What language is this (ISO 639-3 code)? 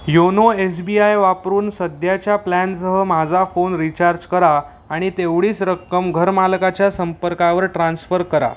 mar